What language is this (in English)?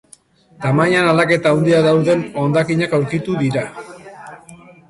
Basque